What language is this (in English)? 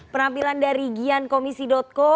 Indonesian